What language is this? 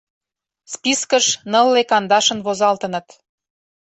Mari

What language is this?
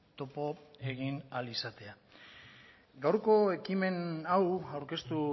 Basque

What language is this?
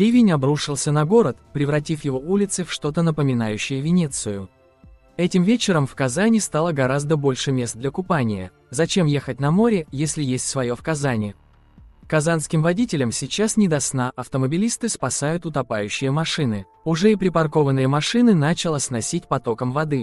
Russian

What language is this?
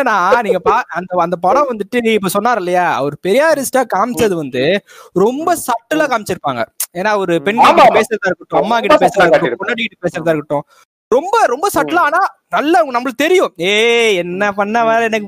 Tamil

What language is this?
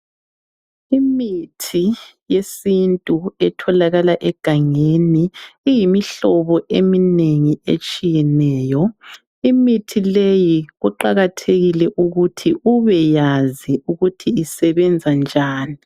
North Ndebele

